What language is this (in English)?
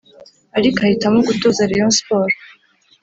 Kinyarwanda